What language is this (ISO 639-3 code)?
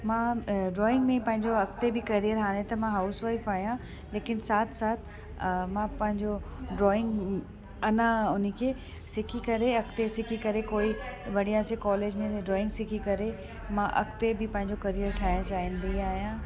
snd